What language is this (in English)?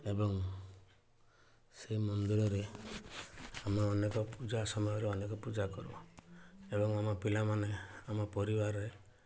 Odia